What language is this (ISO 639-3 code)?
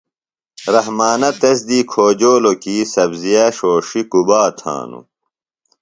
phl